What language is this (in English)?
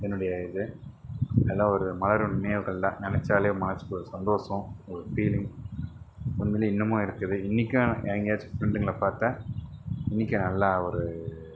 Tamil